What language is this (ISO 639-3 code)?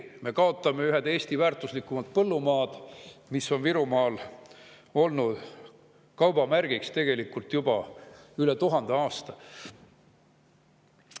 est